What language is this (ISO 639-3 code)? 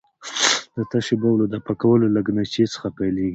pus